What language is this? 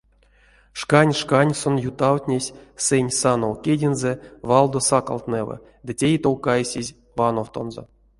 Erzya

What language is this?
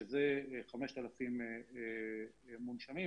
Hebrew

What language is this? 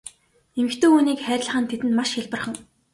Mongolian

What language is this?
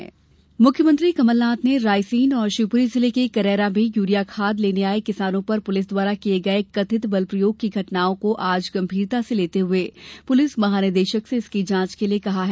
Hindi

